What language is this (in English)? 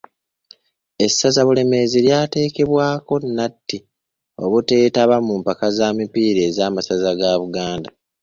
Ganda